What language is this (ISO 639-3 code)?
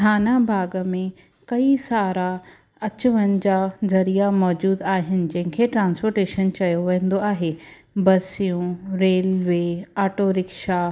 snd